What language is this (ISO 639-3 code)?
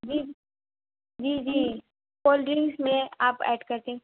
urd